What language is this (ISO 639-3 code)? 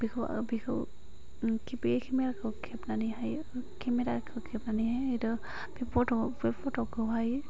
brx